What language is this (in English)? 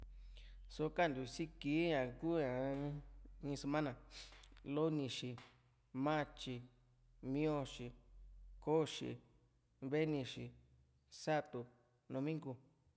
Juxtlahuaca Mixtec